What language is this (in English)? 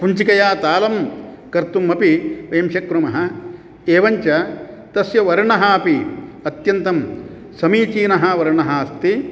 Sanskrit